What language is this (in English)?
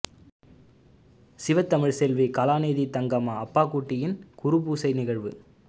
Tamil